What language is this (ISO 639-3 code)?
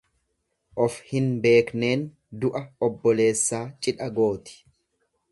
orm